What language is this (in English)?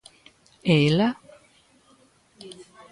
Galician